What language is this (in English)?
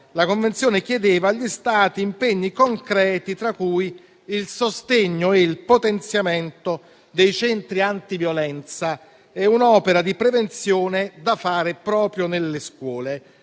Italian